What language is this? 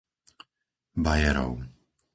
Slovak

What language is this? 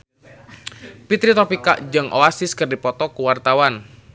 Sundanese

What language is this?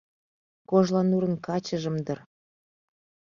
Mari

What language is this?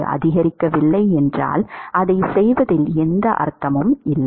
Tamil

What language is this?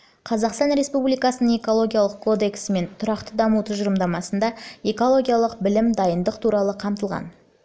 Kazakh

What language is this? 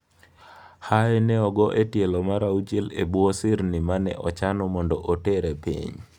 Luo (Kenya and Tanzania)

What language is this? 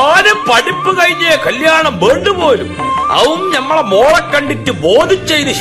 Malayalam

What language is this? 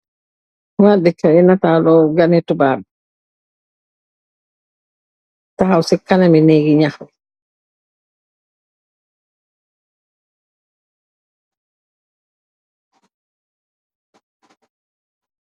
Wolof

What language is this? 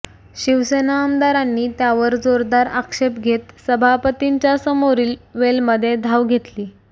Marathi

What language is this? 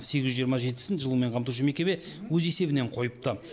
Kazakh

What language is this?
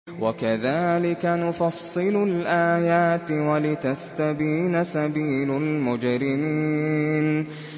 Arabic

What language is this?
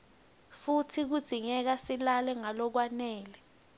Swati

